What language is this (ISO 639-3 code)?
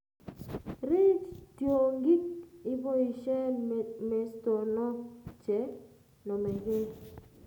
kln